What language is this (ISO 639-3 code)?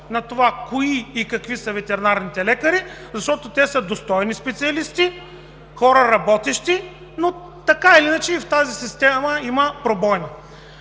bul